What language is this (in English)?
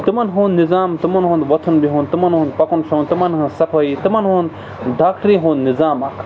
Kashmiri